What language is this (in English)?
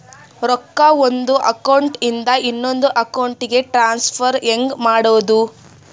Kannada